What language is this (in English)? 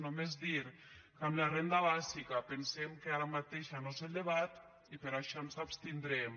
Catalan